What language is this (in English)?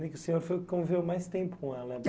Portuguese